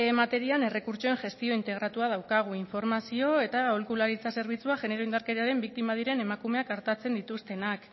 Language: Basque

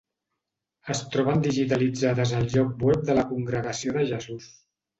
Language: Catalan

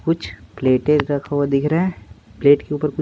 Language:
Hindi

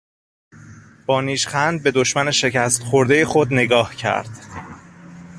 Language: Persian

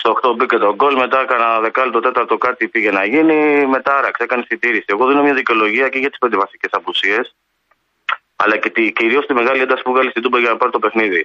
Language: Greek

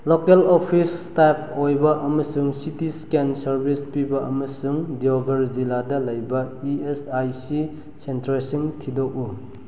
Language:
Manipuri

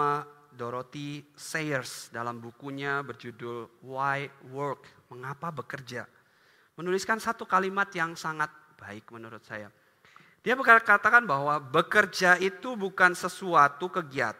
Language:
Indonesian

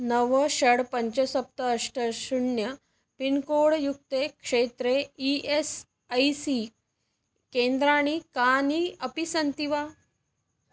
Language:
Sanskrit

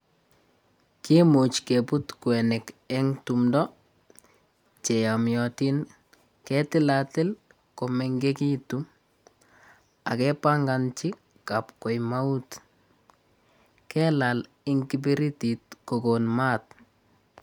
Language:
Kalenjin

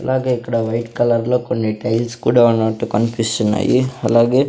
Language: Telugu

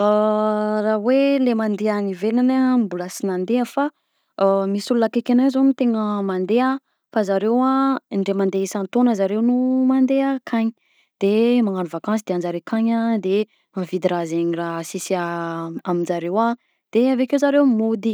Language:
Southern Betsimisaraka Malagasy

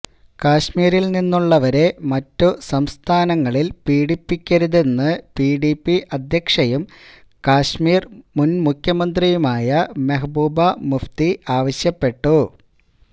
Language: Malayalam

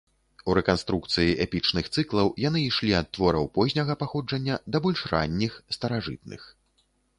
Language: Belarusian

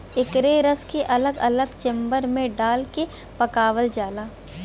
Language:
Bhojpuri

